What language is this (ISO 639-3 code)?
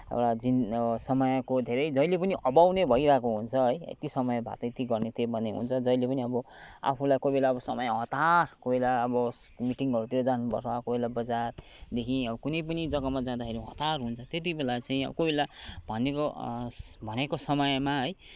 nep